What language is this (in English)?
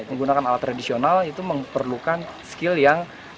Indonesian